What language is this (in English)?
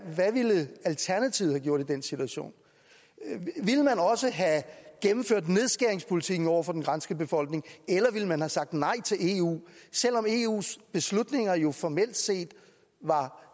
Danish